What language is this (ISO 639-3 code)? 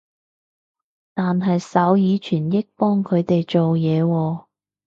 yue